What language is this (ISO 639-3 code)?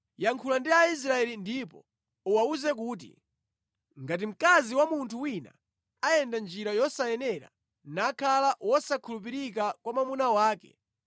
nya